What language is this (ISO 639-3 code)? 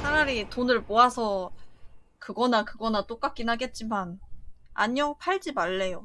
kor